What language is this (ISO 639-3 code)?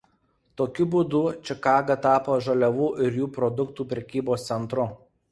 lit